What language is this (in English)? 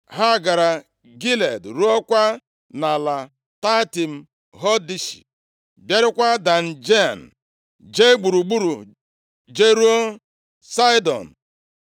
Igbo